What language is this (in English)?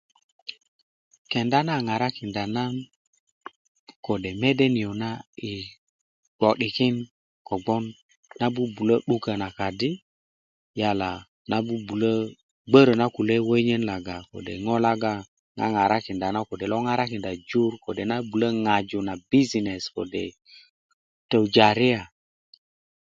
Kuku